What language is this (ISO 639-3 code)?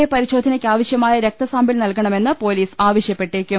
mal